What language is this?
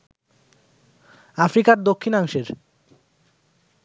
Bangla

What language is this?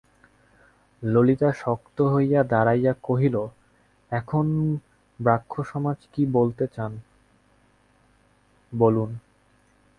Bangla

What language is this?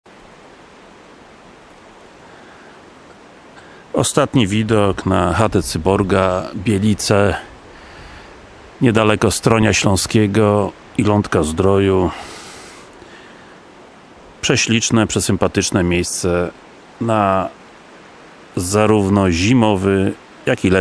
Polish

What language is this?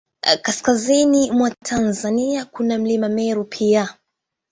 Swahili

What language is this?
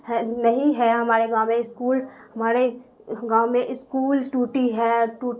Urdu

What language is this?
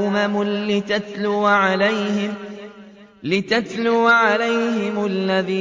Arabic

